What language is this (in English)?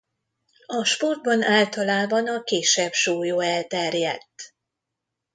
Hungarian